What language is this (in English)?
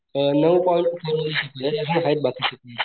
Marathi